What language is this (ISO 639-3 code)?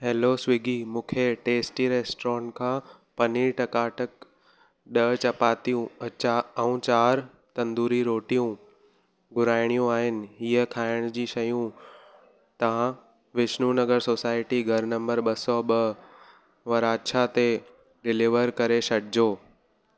snd